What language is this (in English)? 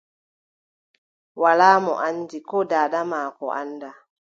Adamawa Fulfulde